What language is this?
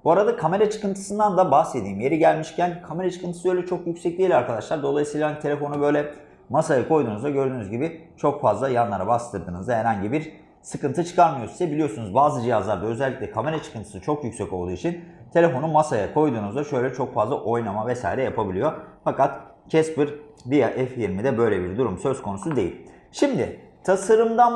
Turkish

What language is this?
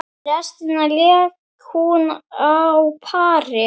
Icelandic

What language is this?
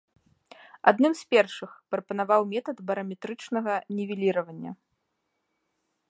Belarusian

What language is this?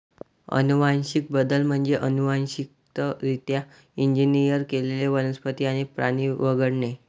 Marathi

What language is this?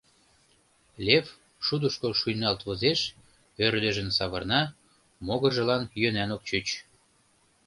Mari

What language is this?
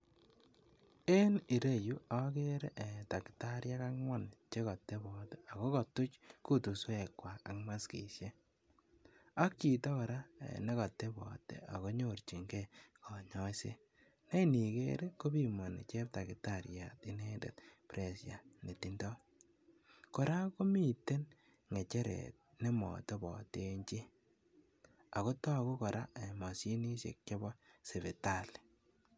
Kalenjin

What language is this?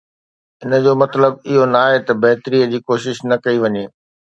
Sindhi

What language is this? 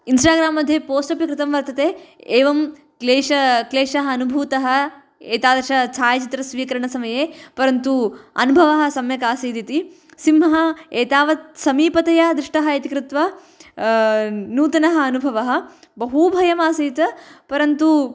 Sanskrit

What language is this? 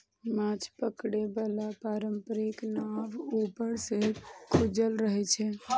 Maithili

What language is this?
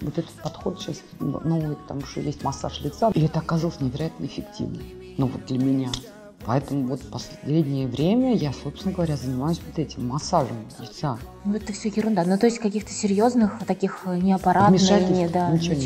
Russian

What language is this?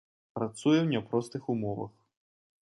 Belarusian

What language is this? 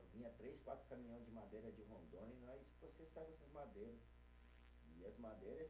Portuguese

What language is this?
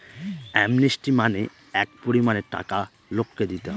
Bangla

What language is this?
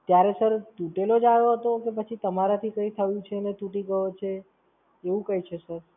Gujarati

